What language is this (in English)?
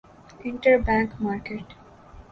Urdu